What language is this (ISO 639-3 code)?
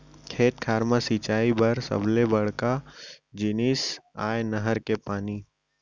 hne